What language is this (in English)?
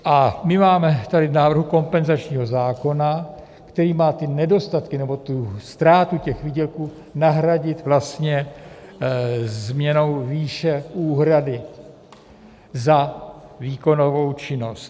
Czech